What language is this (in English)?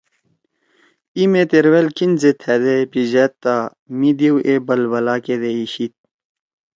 Torwali